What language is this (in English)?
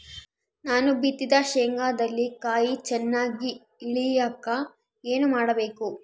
Kannada